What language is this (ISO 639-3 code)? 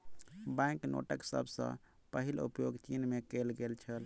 mai